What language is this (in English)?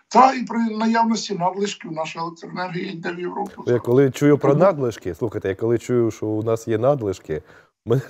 Ukrainian